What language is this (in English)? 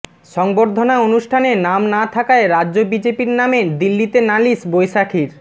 Bangla